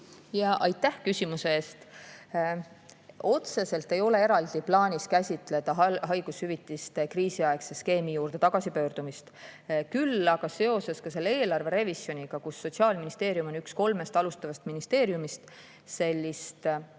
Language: Estonian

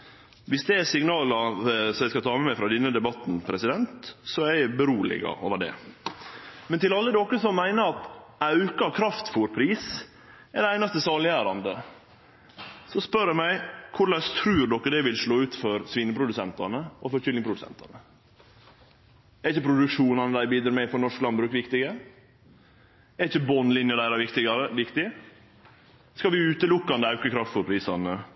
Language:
Norwegian Nynorsk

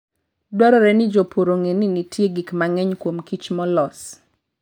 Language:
Luo (Kenya and Tanzania)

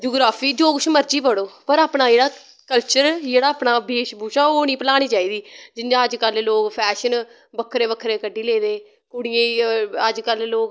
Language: Dogri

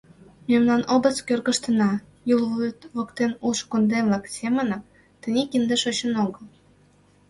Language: Mari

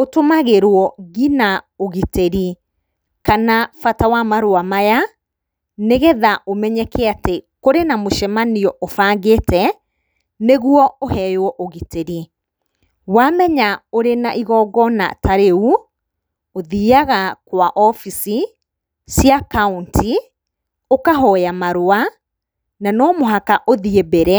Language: Kikuyu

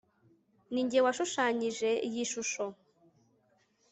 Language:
Kinyarwanda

